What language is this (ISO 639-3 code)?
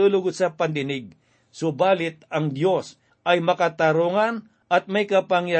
fil